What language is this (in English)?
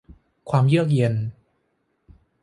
Thai